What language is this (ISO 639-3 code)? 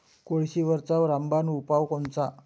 mar